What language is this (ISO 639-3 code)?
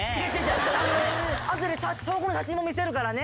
jpn